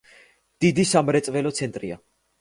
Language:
Georgian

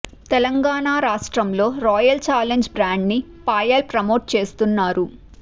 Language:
Telugu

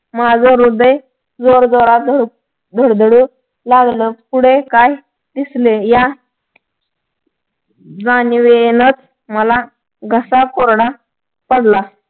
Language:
Marathi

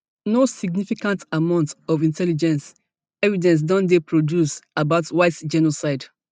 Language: Nigerian Pidgin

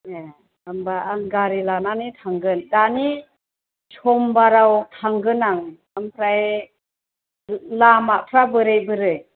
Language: Bodo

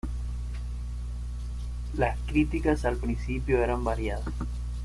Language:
Spanish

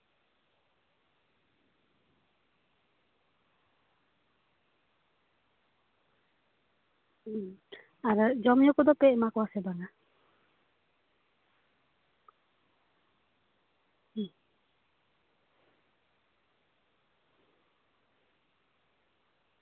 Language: Santali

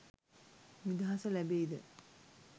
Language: Sinhala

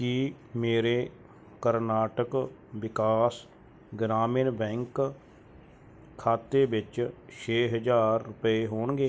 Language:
Punjabi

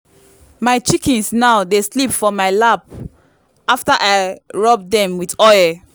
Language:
Nigerian Pidgin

